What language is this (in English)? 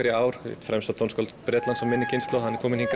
Icelandic